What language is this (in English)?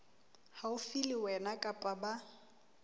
Southern Sotho